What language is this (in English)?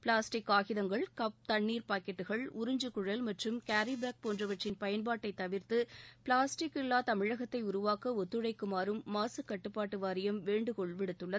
Tamil